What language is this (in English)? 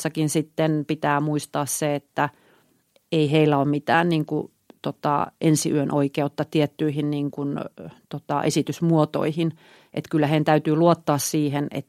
Finnish